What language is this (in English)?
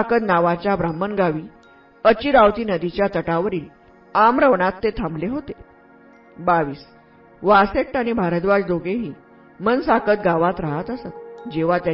Marathi